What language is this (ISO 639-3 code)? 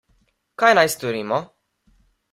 slv